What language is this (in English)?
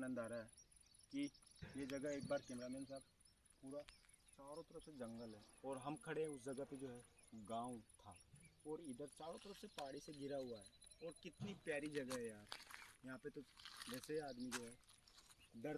Hindi